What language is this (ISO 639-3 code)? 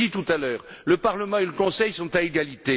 fra